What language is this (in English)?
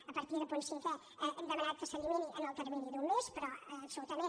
Catalan